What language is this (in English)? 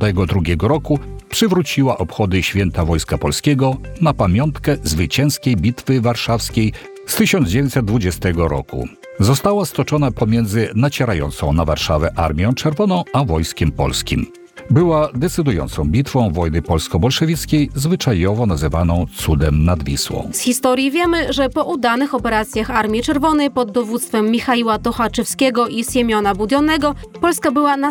Polish